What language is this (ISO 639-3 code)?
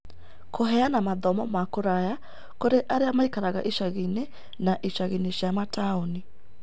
kik